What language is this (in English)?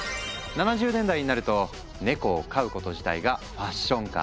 Japanese